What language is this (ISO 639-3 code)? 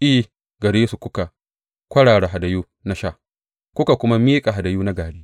hau